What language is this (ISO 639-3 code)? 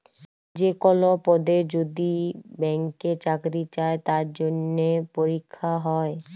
ben